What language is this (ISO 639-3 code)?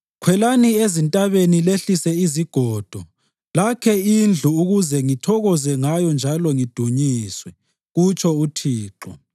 nde